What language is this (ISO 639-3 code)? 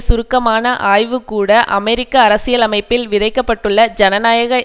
tam